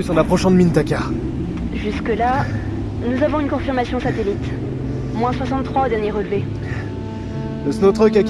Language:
French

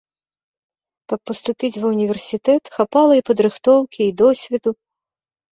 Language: Belarusian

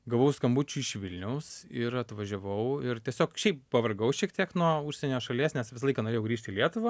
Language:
Lithuanian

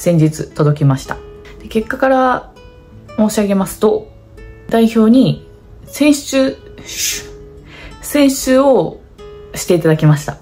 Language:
Japanese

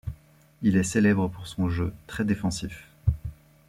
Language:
French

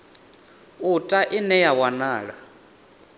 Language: Venda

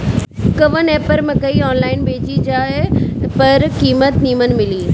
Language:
Bhojpuri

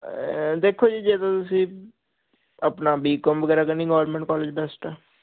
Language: Punjabi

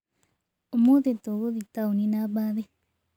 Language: Kikuyu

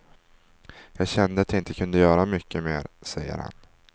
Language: Swedish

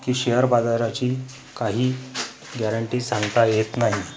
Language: Marathi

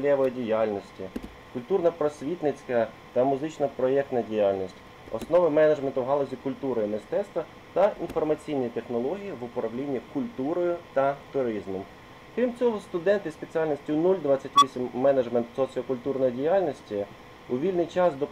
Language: Ukrainian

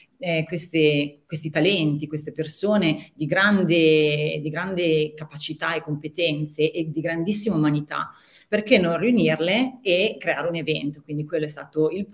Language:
Italian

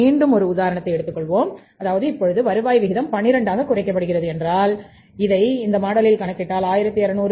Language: Tamil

